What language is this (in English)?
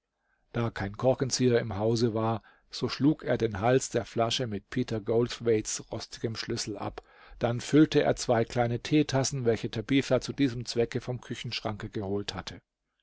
German